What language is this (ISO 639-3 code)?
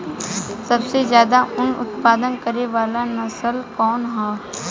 bho